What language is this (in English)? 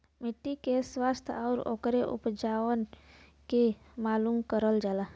Bhojpuri